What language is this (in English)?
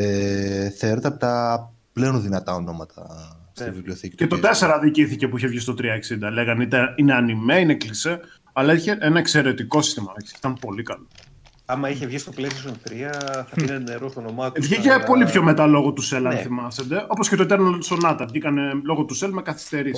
Greek